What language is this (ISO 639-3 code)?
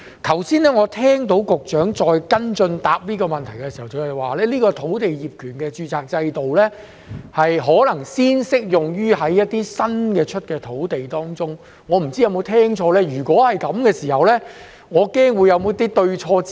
yue